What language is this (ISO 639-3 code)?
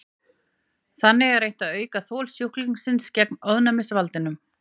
isl